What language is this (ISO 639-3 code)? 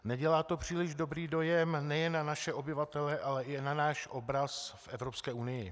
ces